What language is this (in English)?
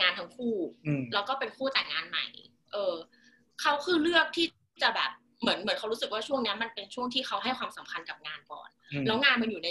Thai